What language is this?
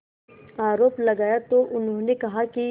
Hindi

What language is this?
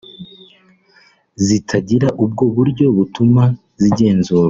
Kinyarwanda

